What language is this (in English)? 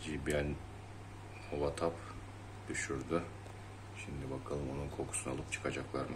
Turkish